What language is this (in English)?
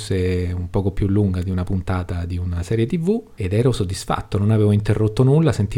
Italian